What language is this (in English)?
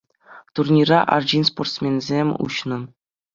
Chuvash